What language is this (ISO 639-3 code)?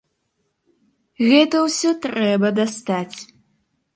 bel